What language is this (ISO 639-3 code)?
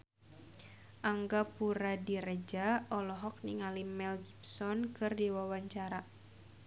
sun